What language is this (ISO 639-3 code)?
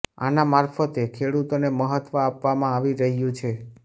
guj